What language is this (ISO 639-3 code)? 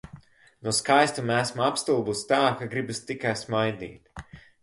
lav